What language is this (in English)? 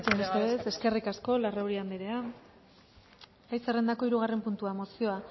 Basque